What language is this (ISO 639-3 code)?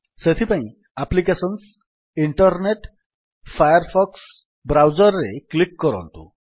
ori